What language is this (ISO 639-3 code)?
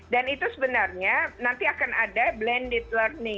ind